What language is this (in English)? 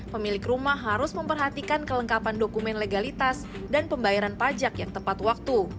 Indonesian